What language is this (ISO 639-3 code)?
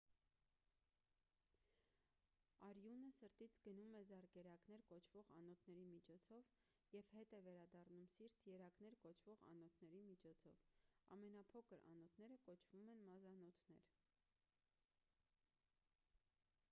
hye